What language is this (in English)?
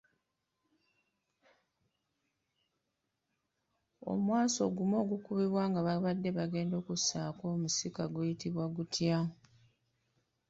Ganda